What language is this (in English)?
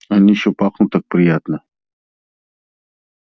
Russian